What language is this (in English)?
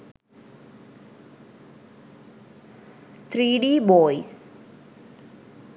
Sinhala